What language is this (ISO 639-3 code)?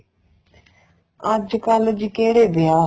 pan